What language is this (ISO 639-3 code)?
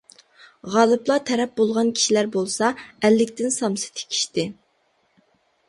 uig